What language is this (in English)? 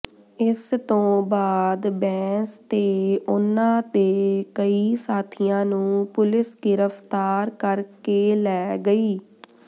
Punjabi